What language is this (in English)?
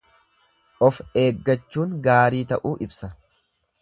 Oromo